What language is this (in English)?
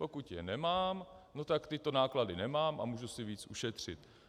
Czech